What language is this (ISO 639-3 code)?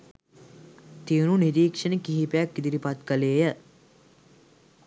sin